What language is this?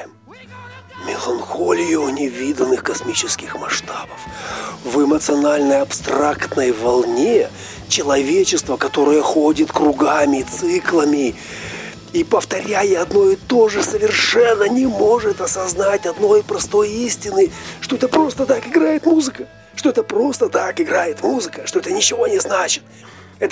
Russian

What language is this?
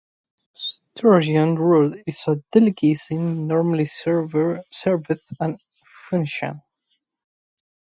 English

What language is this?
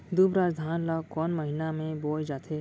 Chhattisgarhi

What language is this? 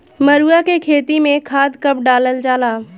Bhojpuri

